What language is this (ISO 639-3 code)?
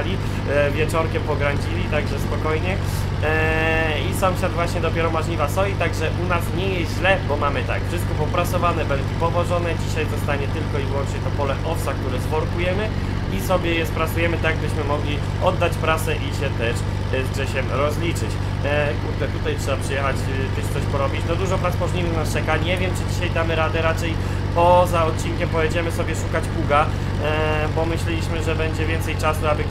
pol